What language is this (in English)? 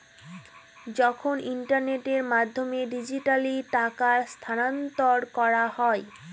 Bangla